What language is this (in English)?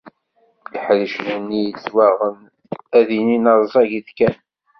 Kabyle